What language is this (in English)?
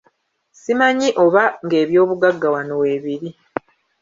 Ganda